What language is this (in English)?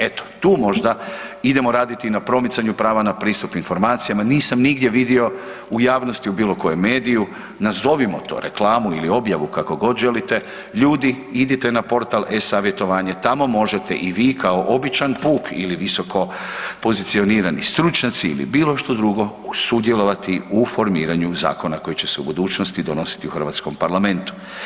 Croatian